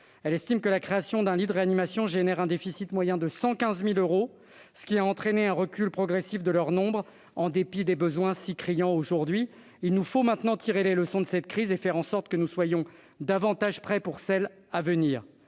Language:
French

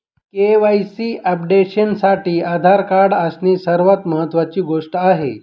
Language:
Marathi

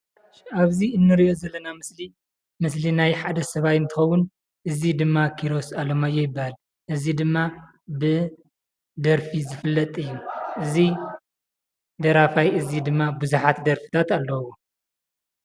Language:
Tigrinya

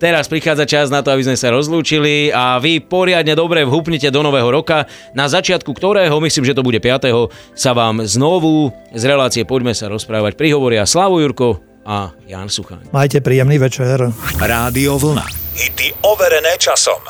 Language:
Slovak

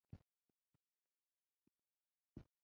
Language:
Chinese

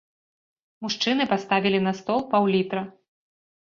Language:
Belarusian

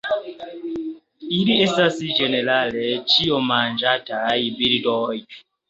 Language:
Esperanto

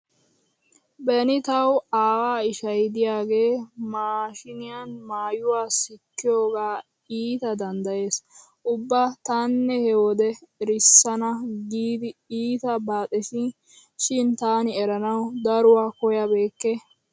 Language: Wolaytta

